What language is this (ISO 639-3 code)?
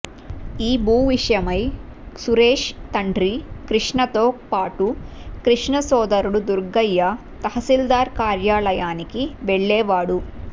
tel